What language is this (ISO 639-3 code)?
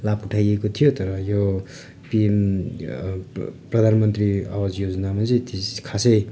nep